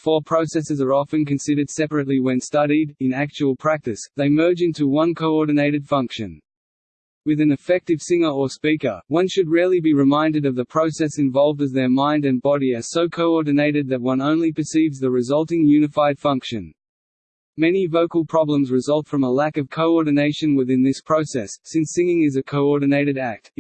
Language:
English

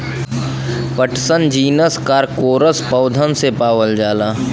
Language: Bhojpuri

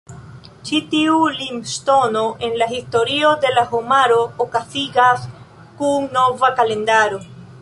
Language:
Esperanto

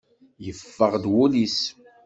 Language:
Kabyle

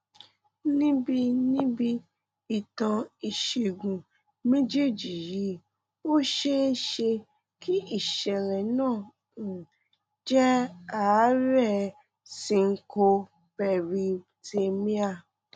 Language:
Yoruba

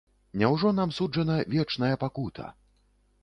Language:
Belarusian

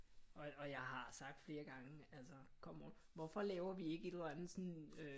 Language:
Danish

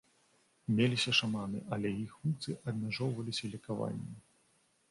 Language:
Belarusian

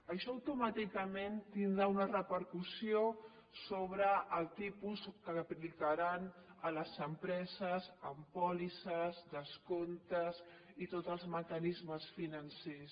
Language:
Catalan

